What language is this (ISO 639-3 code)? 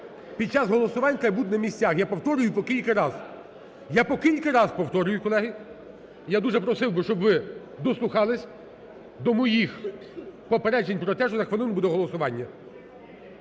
ukr